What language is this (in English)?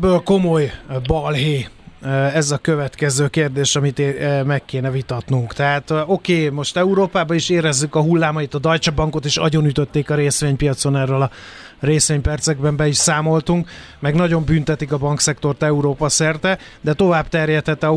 Hungarian